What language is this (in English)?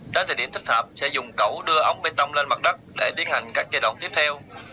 Vietnamese